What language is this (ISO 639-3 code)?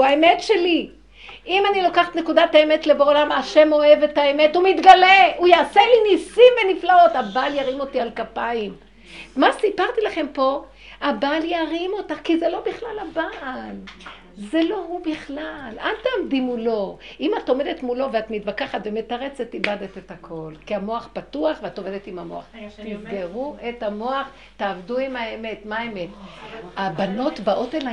heb